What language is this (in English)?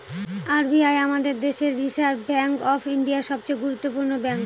Bangla